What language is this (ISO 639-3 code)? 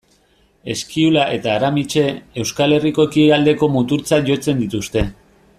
eus